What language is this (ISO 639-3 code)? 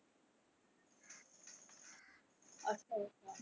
pan